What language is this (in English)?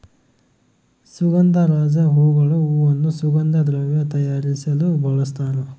Kannada